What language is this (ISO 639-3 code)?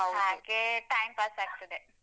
kan